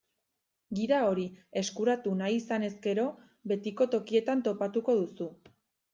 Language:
Basque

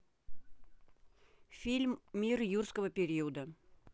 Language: Russian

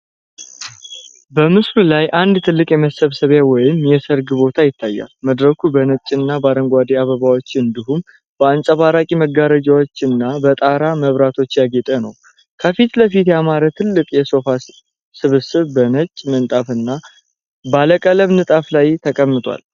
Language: Amharic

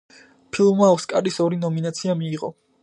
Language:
Georgian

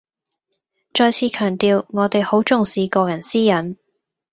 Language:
Cantonese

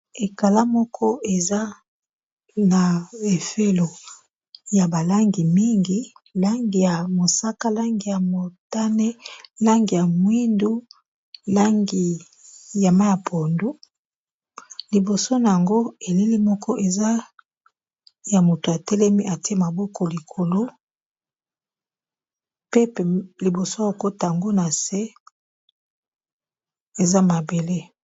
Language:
Lingala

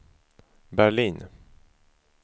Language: Swedish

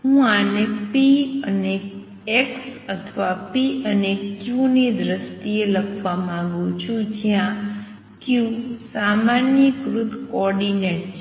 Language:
Gujarati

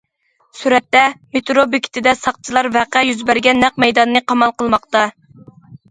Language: Uyghur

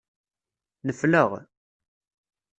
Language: Kabyle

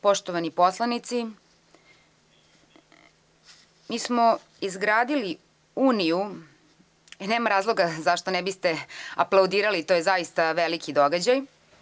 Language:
Serbian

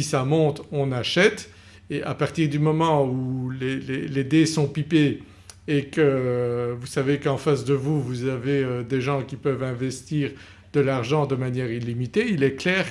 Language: French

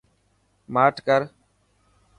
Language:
Dhatki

